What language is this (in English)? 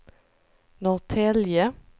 Swedish